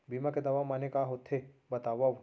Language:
Chhattisgarhi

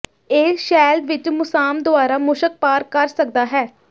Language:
Punjabi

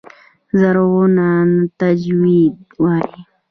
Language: Pashto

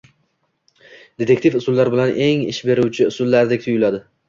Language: Uzbek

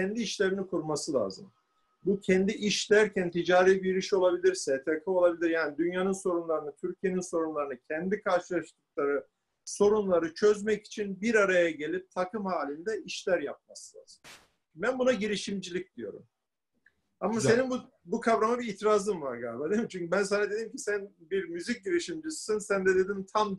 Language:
Turkish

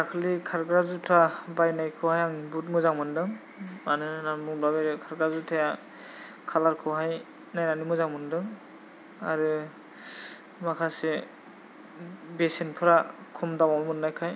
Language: Bodo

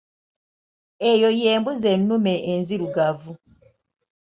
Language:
Ganda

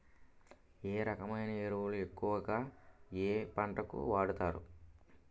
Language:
Telugu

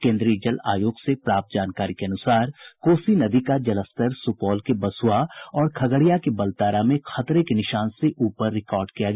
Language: Hindi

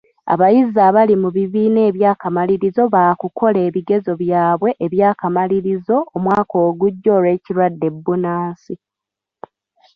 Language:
Ganda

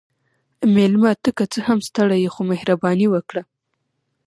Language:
Pashto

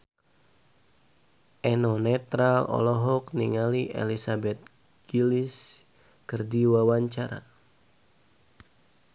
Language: Sundanese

